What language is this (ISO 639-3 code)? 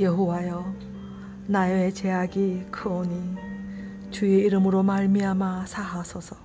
kor